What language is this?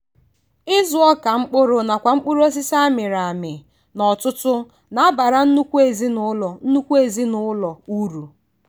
Igbo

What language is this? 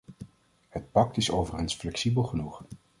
Dutch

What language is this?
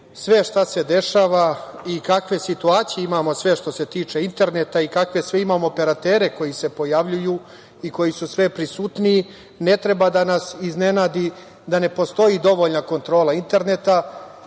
Serbian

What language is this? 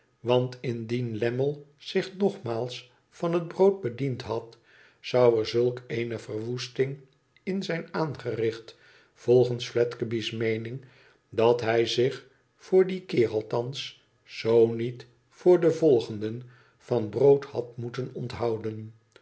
Dutch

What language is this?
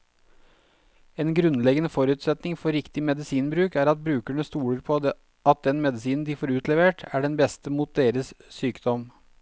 Norwegian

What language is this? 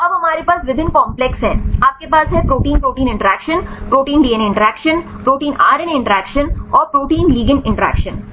Hindi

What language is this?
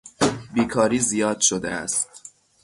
Persian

